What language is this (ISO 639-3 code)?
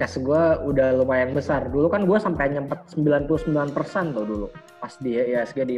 ind